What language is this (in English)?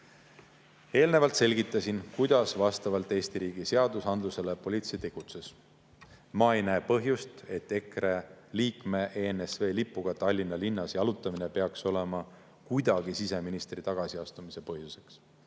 Estonian